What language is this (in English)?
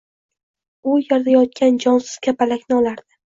Uzbek